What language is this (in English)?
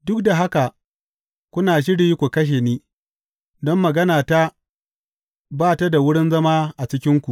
Hausa